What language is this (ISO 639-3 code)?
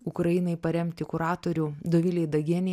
lit